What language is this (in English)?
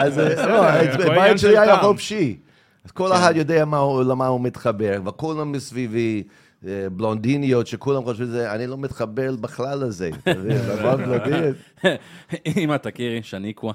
Hebrew